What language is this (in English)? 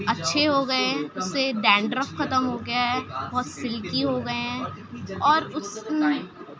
Urdu